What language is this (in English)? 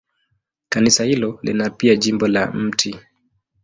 Swahili